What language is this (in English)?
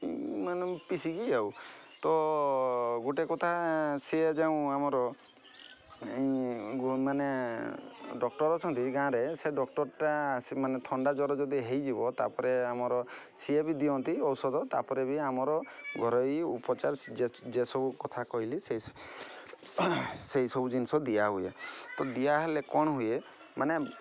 Odia